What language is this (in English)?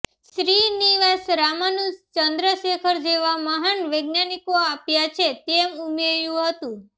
Gujarati